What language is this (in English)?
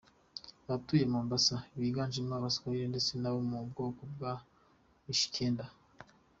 Kinyarwanda